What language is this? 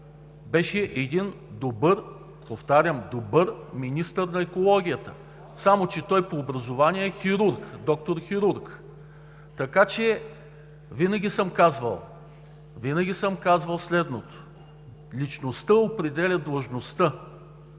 Bulgarian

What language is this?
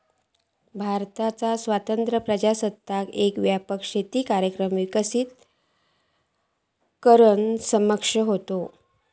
Marathi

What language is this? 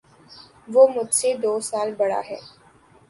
Urdu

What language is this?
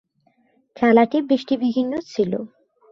Bangla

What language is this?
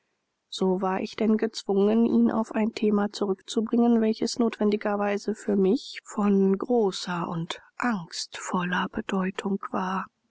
German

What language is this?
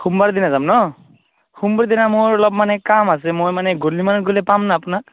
Assamese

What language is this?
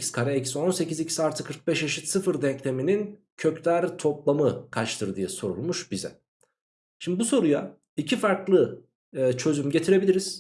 Turkish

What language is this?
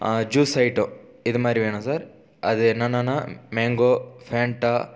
Tamil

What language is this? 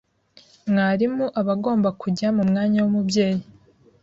Kinyarwanda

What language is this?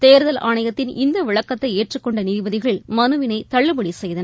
Tamil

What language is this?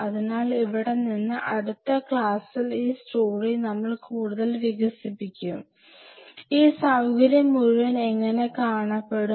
Malayalam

